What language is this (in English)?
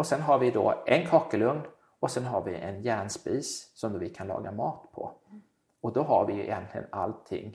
Swedish